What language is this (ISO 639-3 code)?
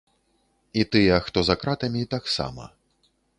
bel